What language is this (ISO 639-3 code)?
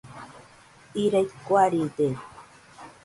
hux